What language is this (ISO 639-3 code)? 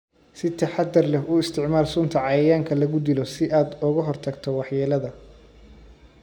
som